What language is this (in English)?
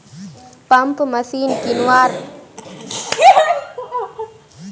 Magahi